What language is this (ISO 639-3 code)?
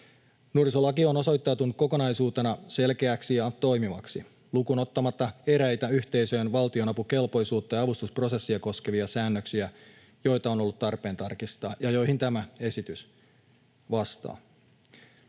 fin